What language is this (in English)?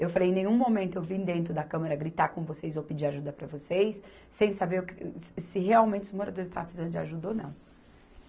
Portuguese